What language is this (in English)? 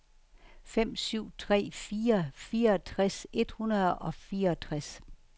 Danish